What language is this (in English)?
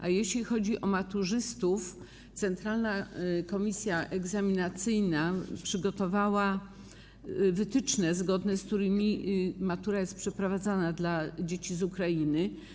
Polish